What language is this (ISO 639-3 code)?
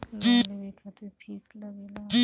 bho